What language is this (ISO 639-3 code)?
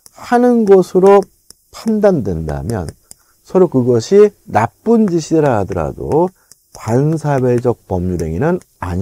kor